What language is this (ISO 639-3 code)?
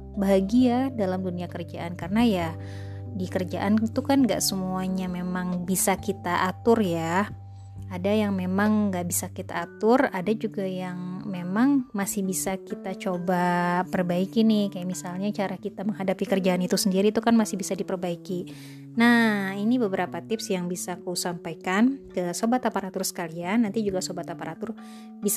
ind